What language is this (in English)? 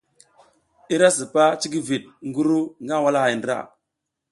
South Giziga